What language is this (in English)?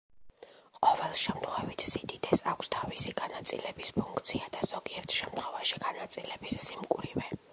Georgian